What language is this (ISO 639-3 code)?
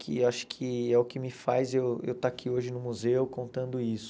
por